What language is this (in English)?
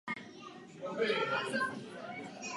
Czech